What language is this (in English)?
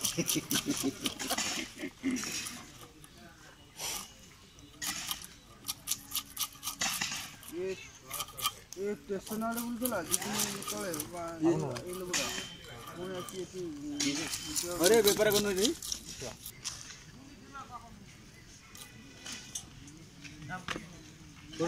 Turkish